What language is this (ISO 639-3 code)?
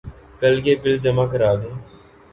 urd